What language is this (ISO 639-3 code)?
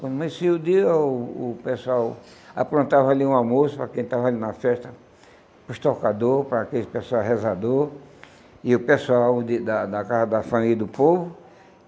por